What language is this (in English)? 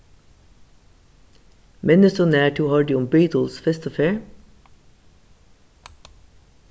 Faroese